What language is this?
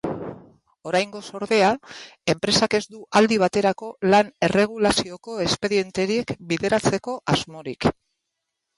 Basque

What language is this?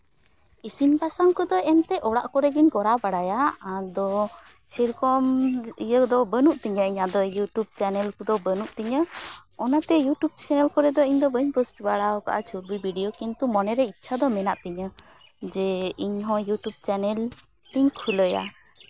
Santali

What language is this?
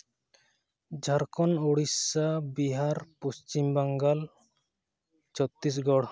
Santali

